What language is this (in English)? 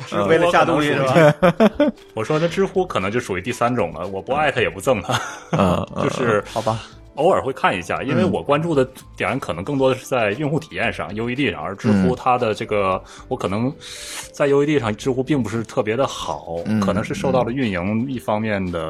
Chinese